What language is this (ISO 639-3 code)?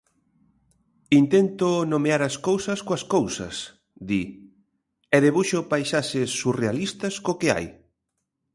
glg